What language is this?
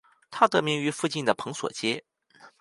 Chinese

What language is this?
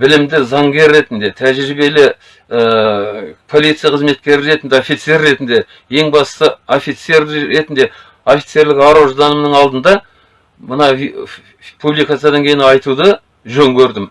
Kazakh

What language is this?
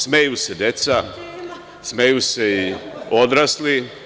Serbian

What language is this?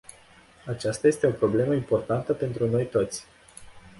Romanian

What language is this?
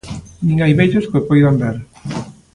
Galician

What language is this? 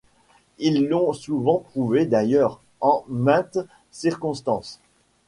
French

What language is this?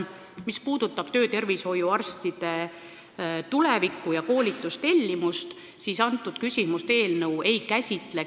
Estonian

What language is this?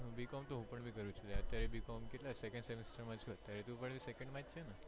Gujarati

